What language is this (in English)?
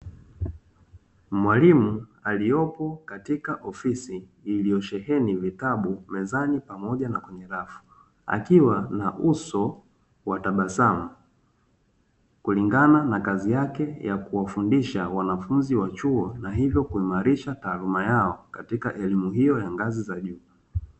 Swahili